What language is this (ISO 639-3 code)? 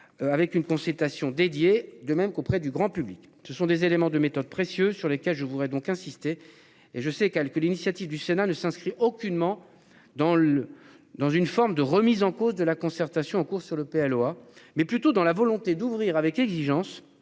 fra